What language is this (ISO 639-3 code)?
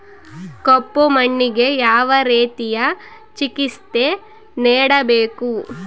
kan